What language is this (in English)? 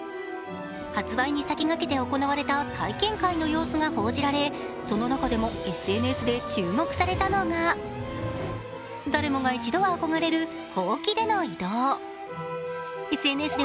Japanese